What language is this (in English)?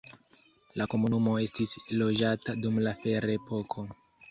Esperanto